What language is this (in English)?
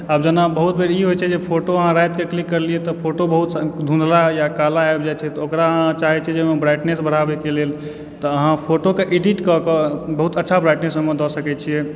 Maithili